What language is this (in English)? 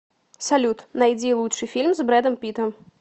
Russian